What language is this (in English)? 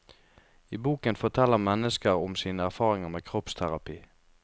Norwegian